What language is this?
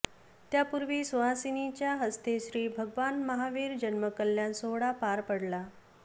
Marathi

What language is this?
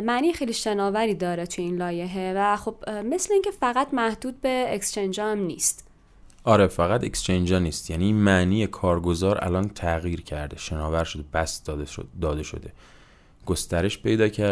Persian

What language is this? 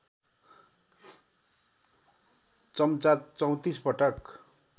Nepali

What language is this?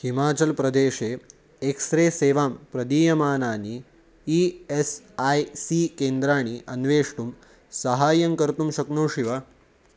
Sanskrit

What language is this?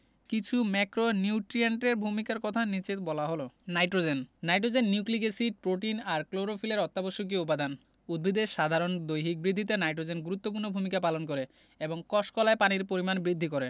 Bangla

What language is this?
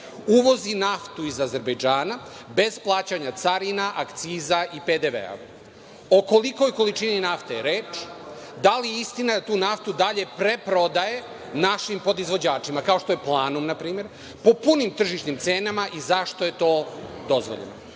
Serbian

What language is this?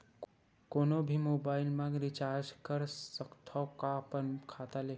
Chhattisgarhi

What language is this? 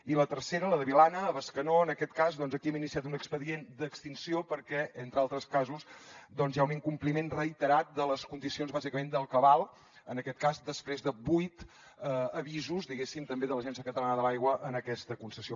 Catalan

